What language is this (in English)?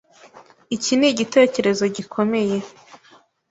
Kinyarwanda